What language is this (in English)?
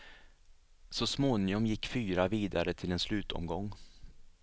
Swedish